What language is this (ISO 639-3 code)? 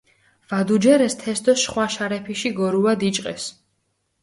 xmf